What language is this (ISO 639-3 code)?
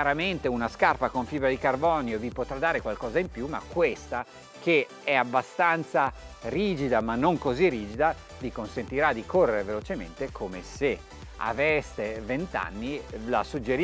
ita